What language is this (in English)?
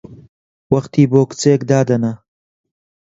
Central Kurdish